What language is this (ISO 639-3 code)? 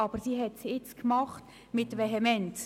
gsw